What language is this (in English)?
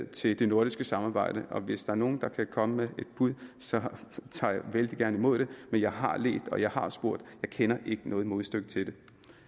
Danish